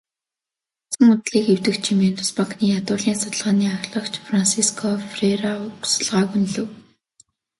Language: Mongolian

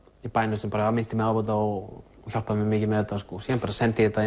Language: Icelandic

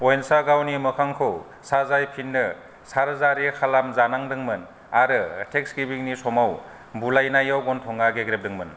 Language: Bodo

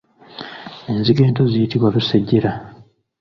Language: Ganda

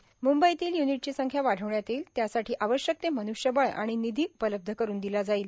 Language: Marathi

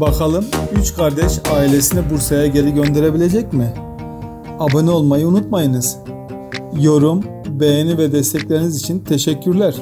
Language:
Turkish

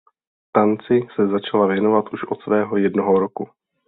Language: Czech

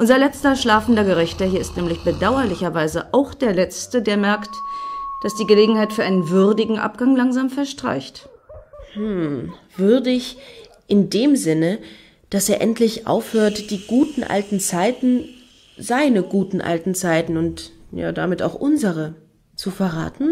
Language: German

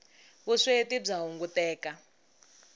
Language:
Tsonga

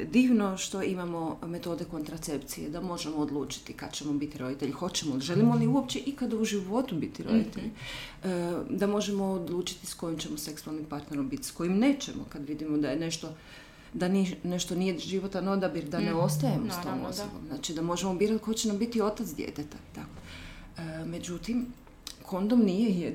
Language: Croatian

